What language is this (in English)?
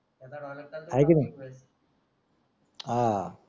Marathi